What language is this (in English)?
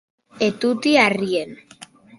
Occitan